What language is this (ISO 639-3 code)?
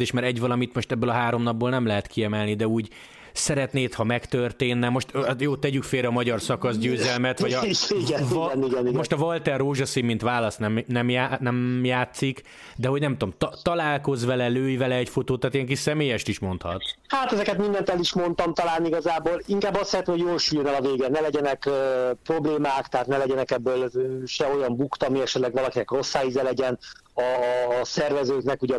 hun